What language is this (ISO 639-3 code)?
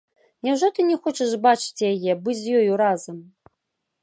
bel